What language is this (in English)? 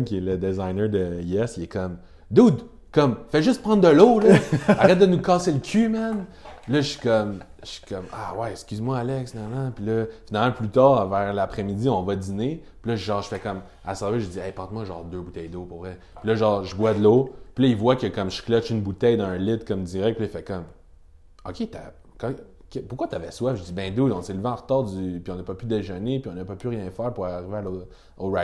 French